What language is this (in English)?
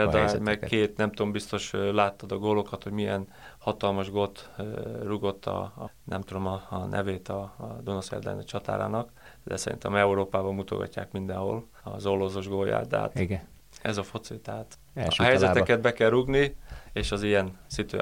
Hungarian